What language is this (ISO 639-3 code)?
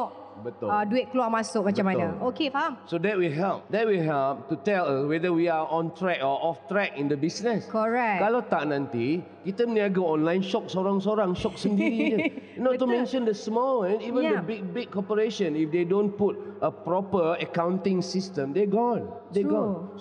msa